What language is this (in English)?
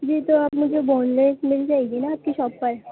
Urdu